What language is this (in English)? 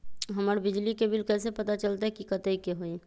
Magahi